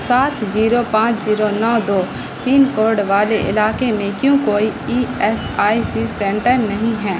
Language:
Urdu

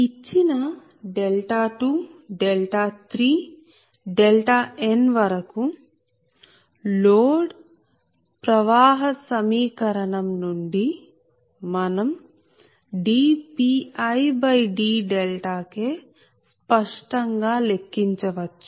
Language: Telugu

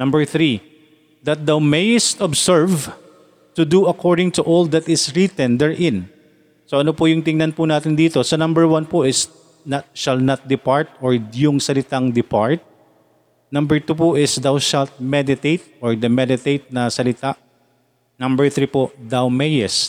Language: Filipino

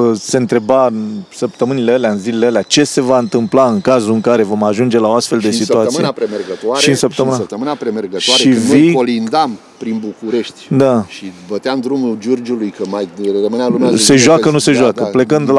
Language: Romanian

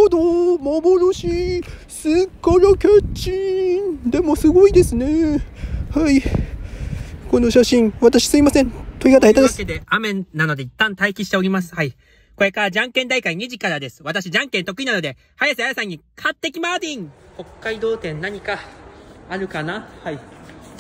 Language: Japanese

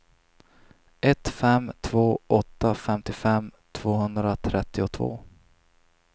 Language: Swedish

